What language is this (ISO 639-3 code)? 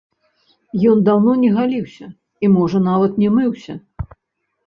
bel